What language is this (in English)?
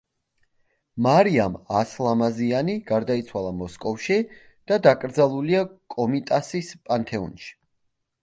Georgian